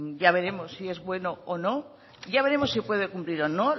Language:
Spanish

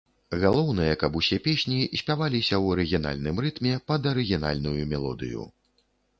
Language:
Belarusian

